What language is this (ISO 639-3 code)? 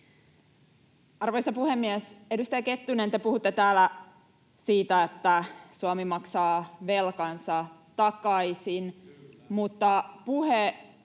fin